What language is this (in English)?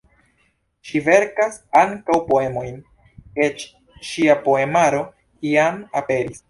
Esperanto